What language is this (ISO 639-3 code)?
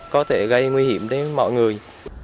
vie